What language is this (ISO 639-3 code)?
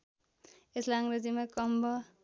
nep